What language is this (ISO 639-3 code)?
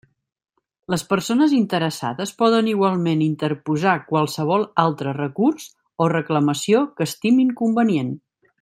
cat